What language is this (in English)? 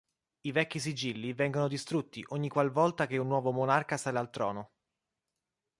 Italian